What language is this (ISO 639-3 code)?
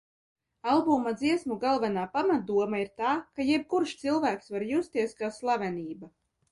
lav